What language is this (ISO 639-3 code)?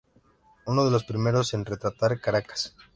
spa